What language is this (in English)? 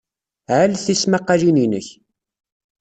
Kabyle